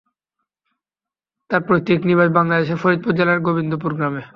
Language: Bangla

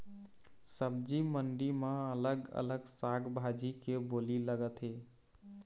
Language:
Chhattisgarhi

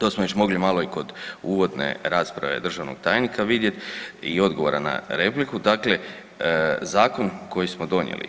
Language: Croatian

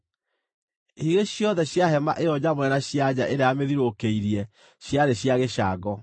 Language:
Kikuyu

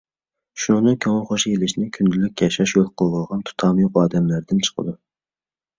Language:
Uyghur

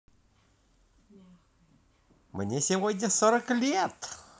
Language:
Russian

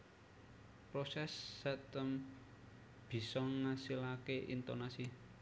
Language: Javanese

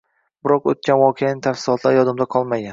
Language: Uzbek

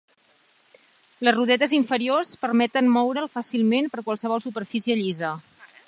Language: Catalan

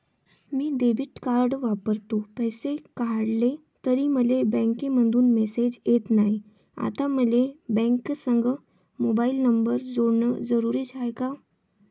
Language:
Marathi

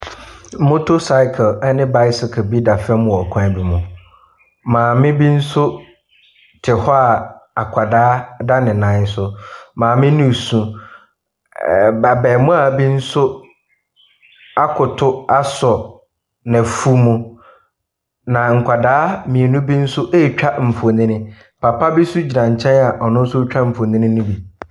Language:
Akan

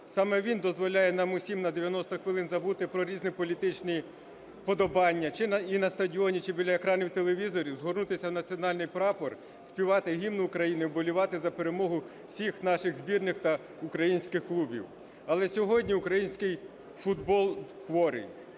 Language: Ukrainian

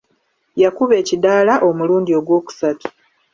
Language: Ganda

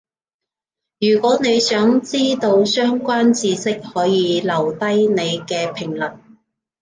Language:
Cantonese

